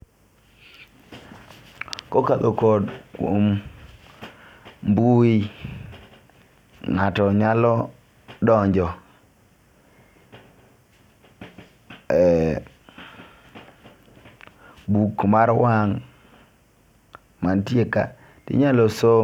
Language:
Luo (Kenya and Tanzania)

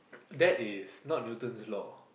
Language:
English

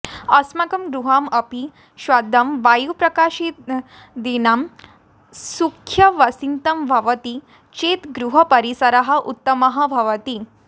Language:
Sanskrit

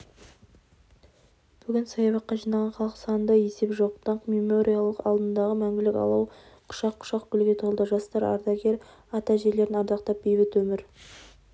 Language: Kazakh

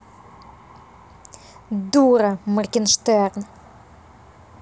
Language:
Russian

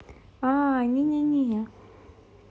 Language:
Russian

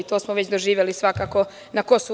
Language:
Serbian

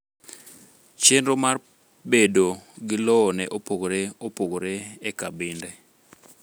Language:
Luo (Kenya and Tanzania)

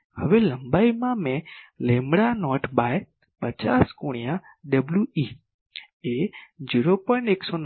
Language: Gujarati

